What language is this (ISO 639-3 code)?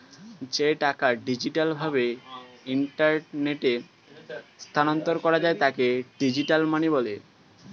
ben